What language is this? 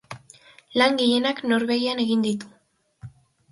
Basque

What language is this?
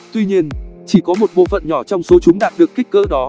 Vietnamese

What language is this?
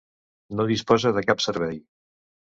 Catalan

